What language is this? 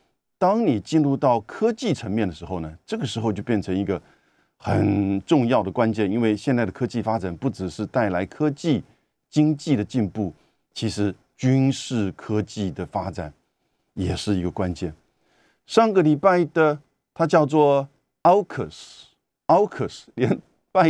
Chinese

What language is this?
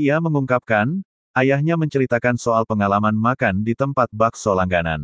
Indonesian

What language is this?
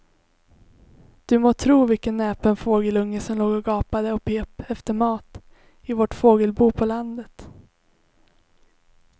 Swedish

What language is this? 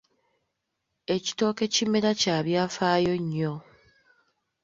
Ganda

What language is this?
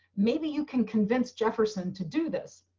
English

